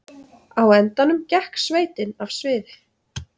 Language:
Icelandic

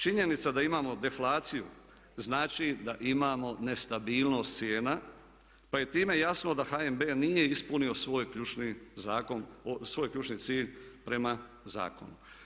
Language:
Croatian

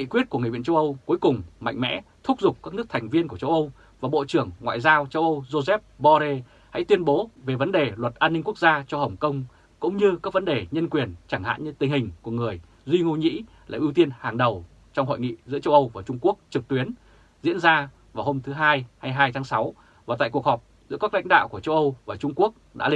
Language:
Vietnamese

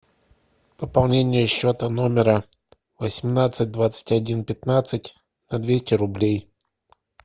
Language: Russian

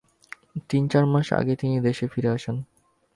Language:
Bangla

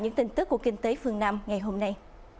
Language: Vietnamese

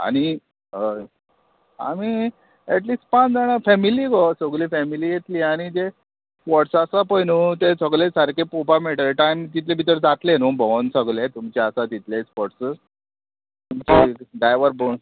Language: Konkani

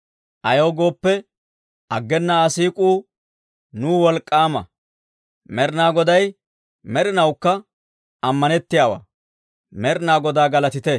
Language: Dawro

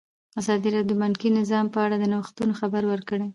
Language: Pashto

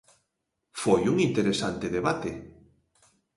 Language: Galician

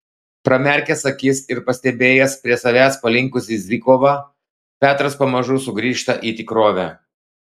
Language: Lithuanian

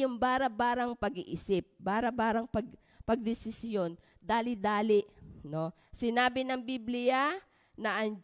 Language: Filipino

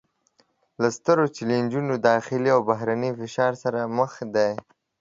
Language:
Pashto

